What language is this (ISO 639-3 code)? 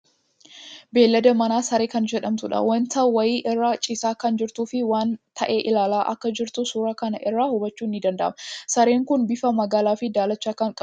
orm